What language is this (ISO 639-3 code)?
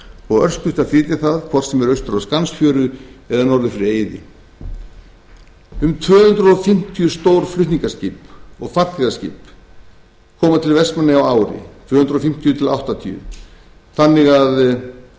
isl